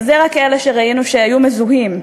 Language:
Hebrew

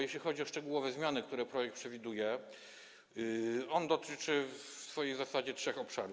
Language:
Polish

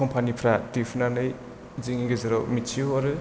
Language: Bodo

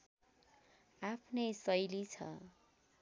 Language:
Nepali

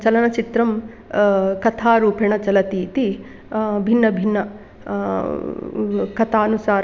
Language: Sanskrit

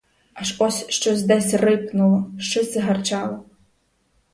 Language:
Ukrainian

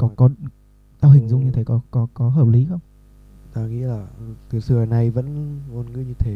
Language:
Vietnamese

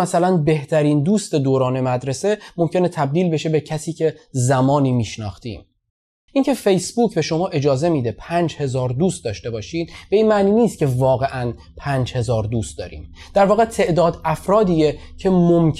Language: Persian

